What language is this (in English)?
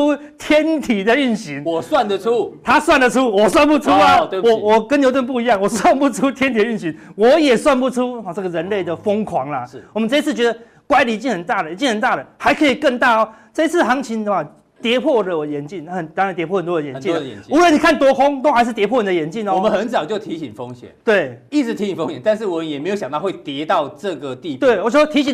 Chinese